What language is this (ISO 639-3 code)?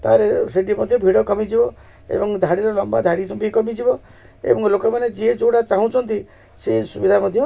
ori